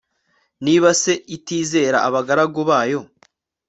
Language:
Kinyarwanda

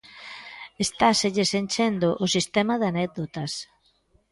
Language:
Galician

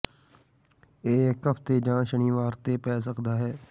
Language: Punjabi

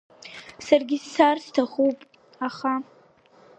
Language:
Abkhazian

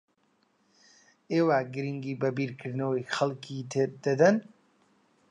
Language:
Central Kurdish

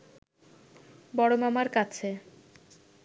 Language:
Bangla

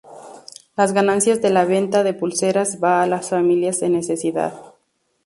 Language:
Spanish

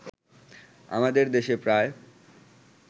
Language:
Bangla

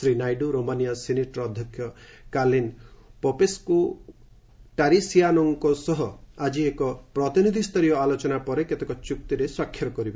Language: Odia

